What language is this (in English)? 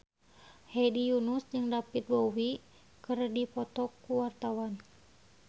Sundanese